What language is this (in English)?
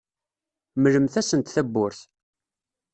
Kabyle